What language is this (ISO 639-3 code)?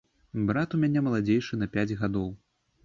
bel